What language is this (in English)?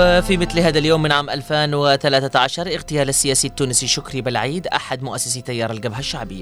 Arabic